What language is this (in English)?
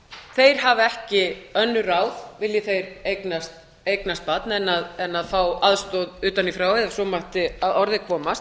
Icelandic